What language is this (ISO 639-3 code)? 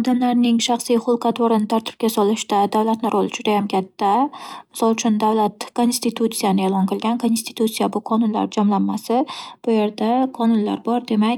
uzb